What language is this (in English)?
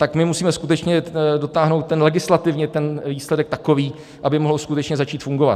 Czech